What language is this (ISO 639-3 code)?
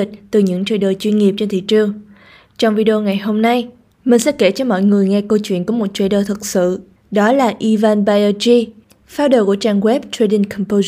vie